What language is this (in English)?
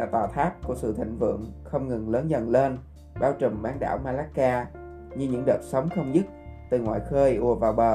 Vietnamese